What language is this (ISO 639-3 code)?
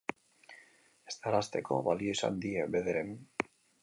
eus